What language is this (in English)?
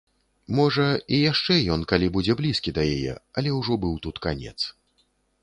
Belarusian